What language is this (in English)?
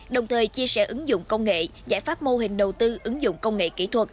Vietnamese